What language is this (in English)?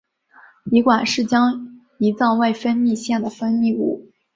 Chinese